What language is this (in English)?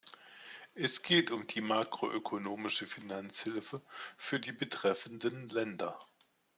German